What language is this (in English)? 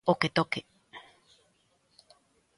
Galician